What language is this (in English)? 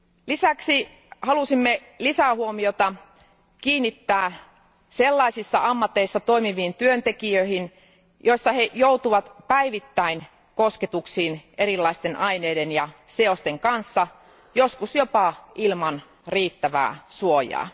Finnish